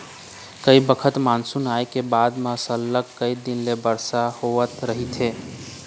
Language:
Chhattisgarhi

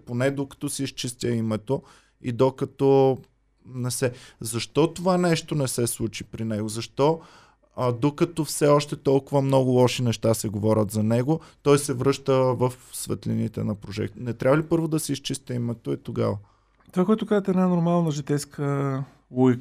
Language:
Bulgarian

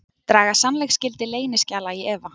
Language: Icelandic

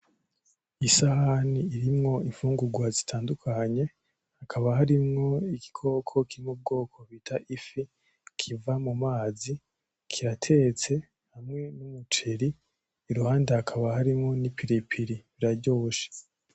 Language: Rundi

